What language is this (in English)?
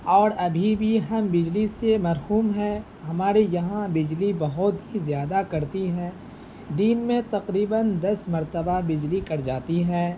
Urdu